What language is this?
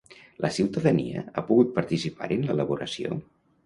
Catalan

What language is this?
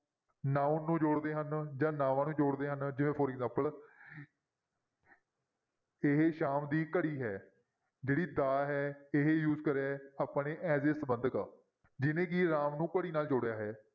Punjabi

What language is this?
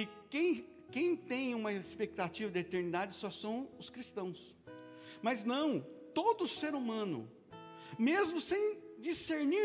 Portuguese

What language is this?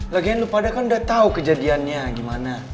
Indonesian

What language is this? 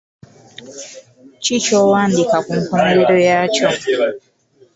Ganda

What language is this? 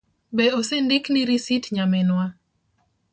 Luo (Kenya and Tanzania)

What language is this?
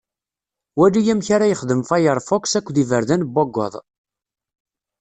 Kabyle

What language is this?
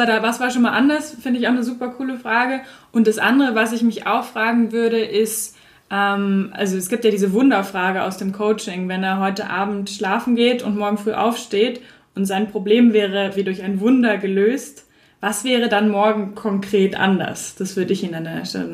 German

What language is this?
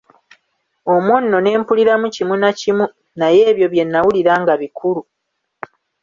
Ganda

